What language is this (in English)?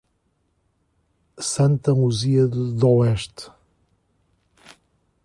Portuguese